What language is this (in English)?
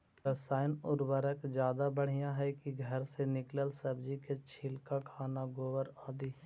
Magahi